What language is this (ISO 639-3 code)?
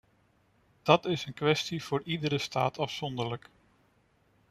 nld